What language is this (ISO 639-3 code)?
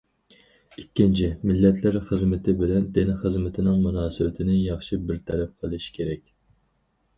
uig